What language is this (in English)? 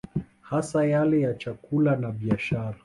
Swahili